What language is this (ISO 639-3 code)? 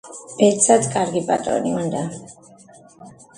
kat